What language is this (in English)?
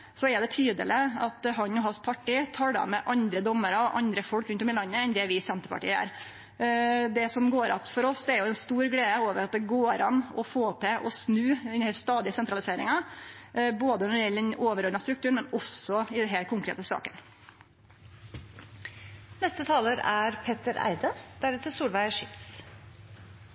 Norwegian Nynorsk